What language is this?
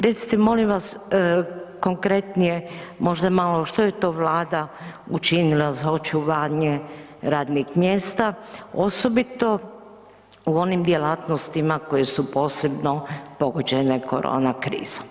Croatian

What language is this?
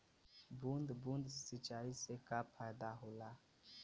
Bhojpuri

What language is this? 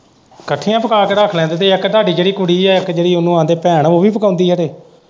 Punjabi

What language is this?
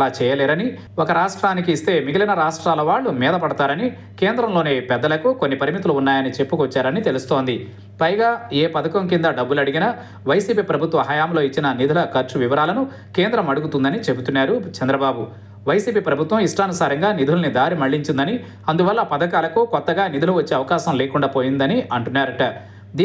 Telugu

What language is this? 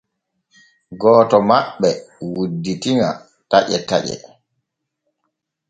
Borgu Fulfulde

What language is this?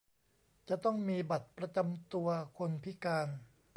Thai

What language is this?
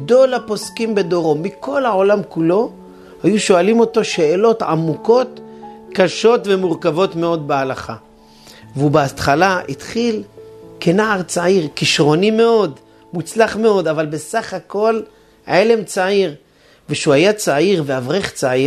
Hebrew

